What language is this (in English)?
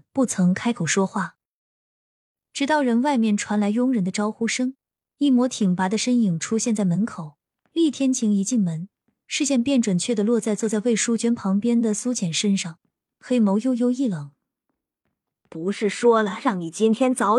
Chinese